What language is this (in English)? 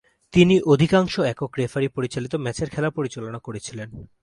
Bangla